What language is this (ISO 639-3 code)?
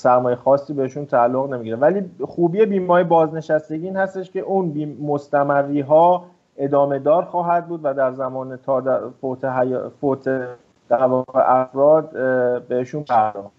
fas